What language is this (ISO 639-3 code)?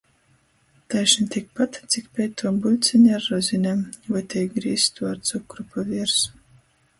ltg